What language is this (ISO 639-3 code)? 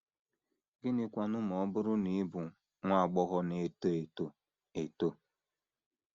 ibo